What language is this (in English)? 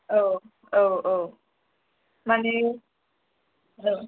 Bodo